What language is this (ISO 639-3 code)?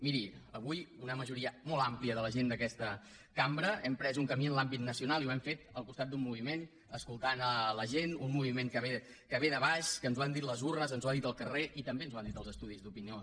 cat